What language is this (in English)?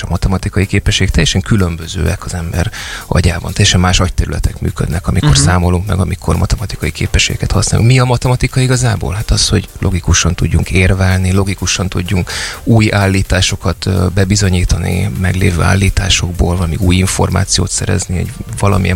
Hungarian